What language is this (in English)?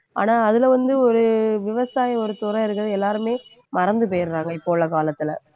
Tamil